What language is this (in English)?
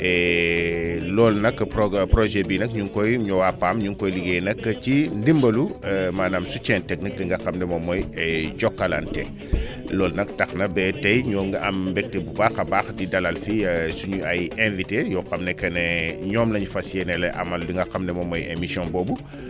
Wolof